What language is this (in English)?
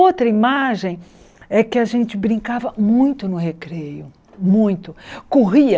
Portuguese